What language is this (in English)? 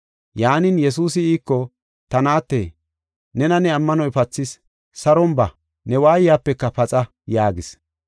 Gofa